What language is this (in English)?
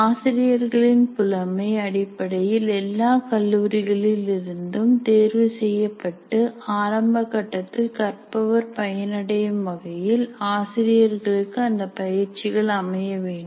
Tamil